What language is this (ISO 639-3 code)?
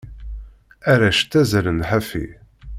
kab